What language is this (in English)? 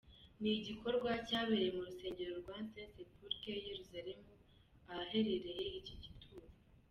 Kinyarwanda